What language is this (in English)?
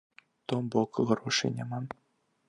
Belarusian